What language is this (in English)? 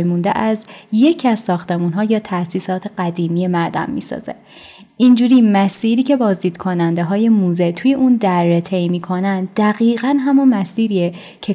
Persian